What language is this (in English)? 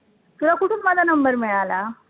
Marathi